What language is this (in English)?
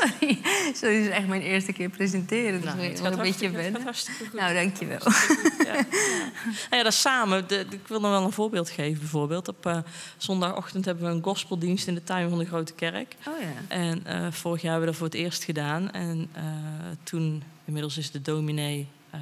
Dutch